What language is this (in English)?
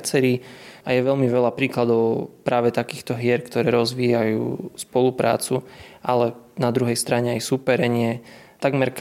Slovak